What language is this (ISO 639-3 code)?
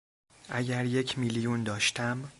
fas